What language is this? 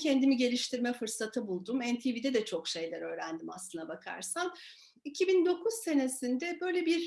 Turkish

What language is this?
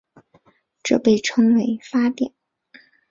Chinese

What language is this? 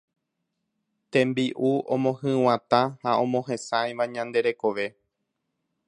Guarani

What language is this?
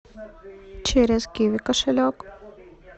Russian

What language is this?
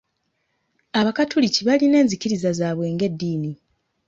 Ganda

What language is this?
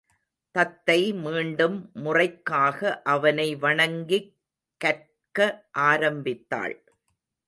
Tamil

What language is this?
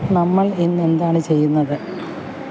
Malayalam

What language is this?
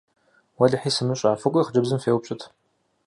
Kabardian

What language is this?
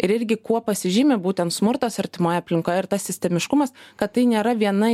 Lithuanian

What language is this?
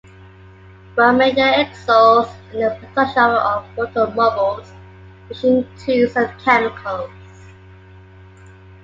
English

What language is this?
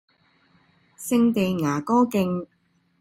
Cantonese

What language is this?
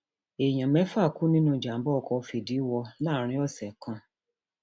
Yoruba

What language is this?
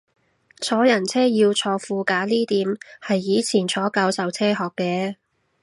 Cantonese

